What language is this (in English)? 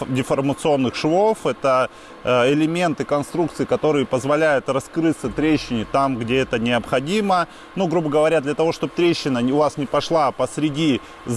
Russian